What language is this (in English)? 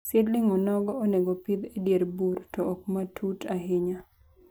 Luo (Kenya and Tanzania)